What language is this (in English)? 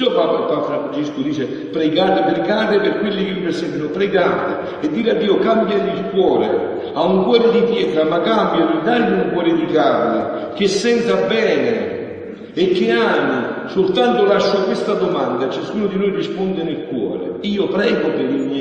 Italian